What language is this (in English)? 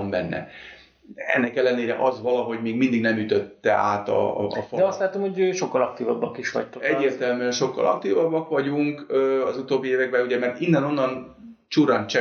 Hungarian